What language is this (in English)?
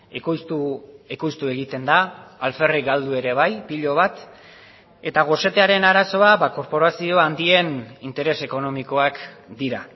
Basque